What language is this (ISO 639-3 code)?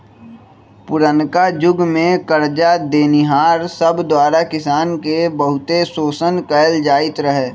mag